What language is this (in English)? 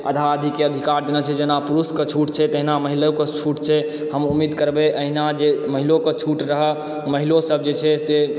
Maithili